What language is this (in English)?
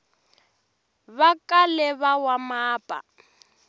Tsonga